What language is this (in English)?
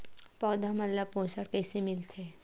Chhattisgarhi